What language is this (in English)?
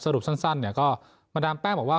Thai